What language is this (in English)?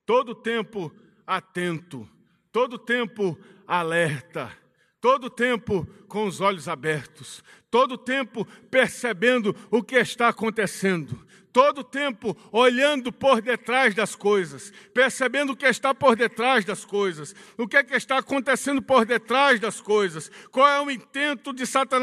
Portuguese